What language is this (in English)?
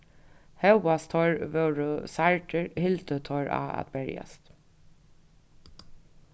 Faroese